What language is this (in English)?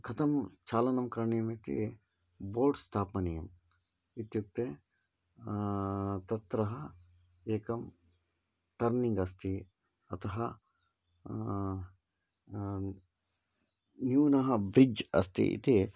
Sanskrit